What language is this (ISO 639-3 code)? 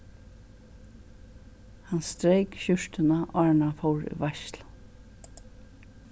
fao